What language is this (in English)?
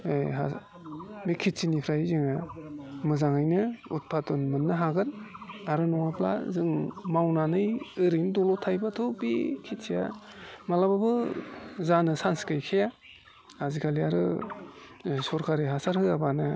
Bodo